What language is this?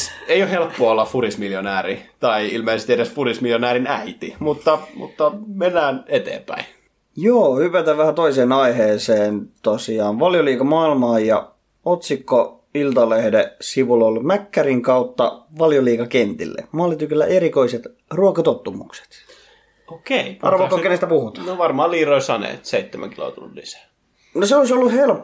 Finnish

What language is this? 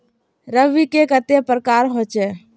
Magahi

